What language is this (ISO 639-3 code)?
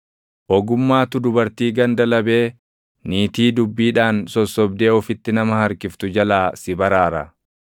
orm